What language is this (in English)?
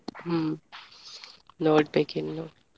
Kannada